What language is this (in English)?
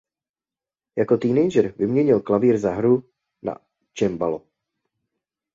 Czech